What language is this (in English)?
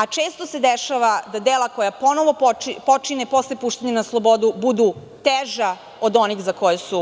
Serbian